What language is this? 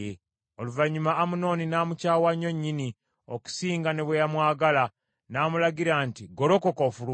Ganda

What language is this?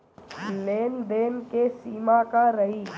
Bhojpuri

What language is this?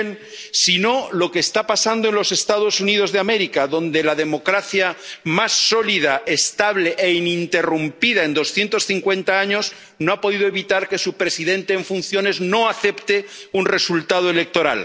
Spanish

